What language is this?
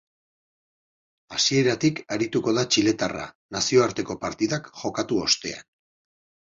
Basque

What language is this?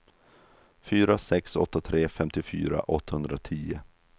Swedish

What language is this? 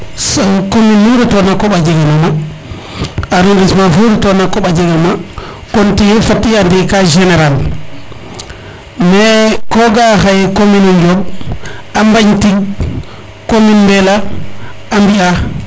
Serer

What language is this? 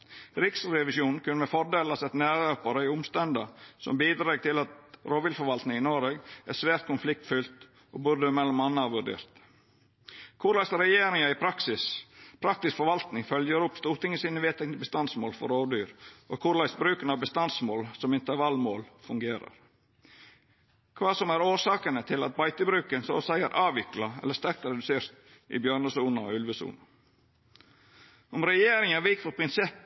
Norwegian Nynorsk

